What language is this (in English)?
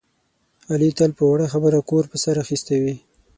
Pashto